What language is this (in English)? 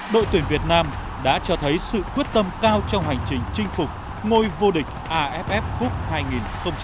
Vietnamese